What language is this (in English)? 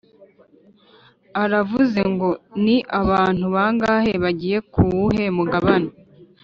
Kinyarwanda